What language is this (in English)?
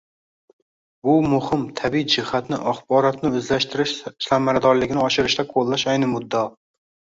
Uzbek